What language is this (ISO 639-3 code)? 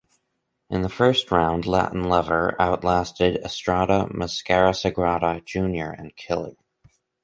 eng